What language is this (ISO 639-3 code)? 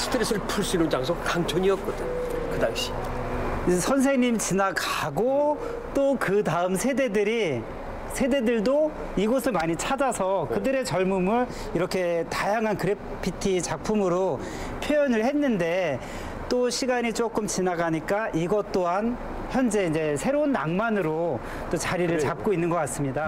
kor